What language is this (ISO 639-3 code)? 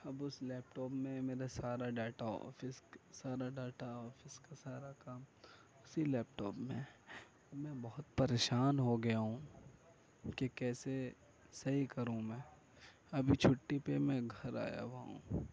urd